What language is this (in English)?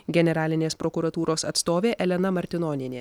Lithuanian